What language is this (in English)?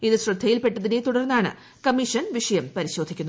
Malayalam